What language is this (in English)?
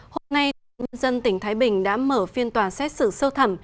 Vietnamese